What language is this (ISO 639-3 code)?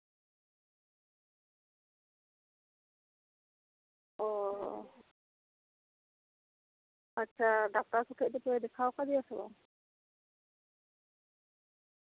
sat